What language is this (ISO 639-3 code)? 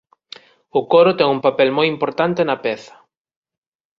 glg